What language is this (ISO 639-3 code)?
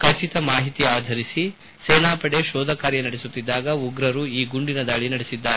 kan